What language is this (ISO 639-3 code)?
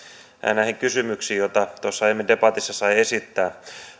fin